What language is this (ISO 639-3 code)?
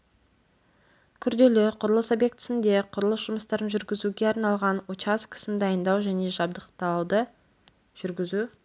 kaz